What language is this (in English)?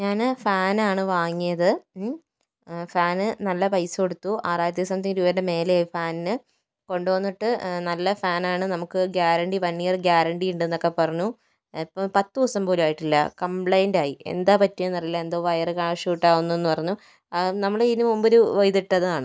Malayalam